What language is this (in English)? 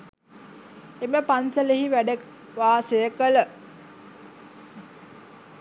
Sinhala